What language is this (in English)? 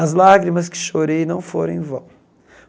Portuguese